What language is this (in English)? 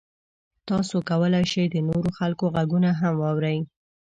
Pashto